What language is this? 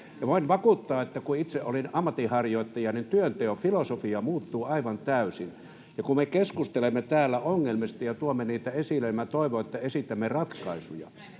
Finnish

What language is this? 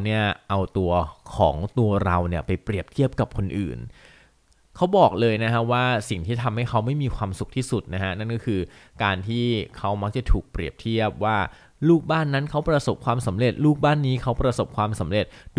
Thai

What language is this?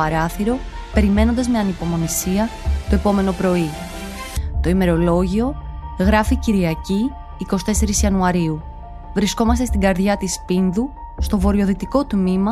Greek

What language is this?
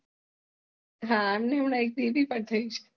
Gujarati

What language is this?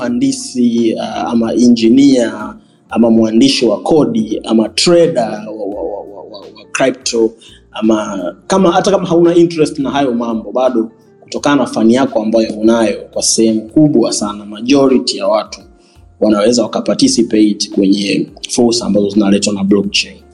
Swahili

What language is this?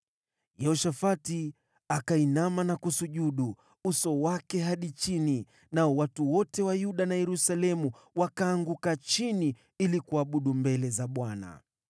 Swahili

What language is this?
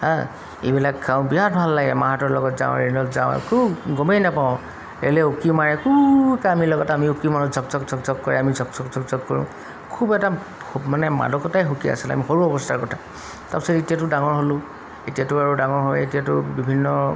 Assamese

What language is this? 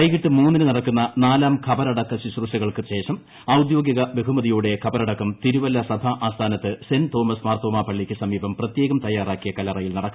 Malayalam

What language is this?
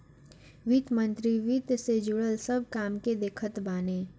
Bhojpuri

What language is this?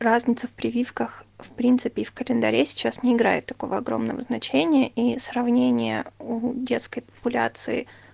Russian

